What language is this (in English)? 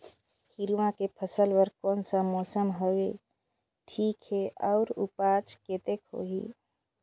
Chhattisgarhi